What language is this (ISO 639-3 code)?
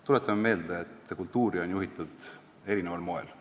est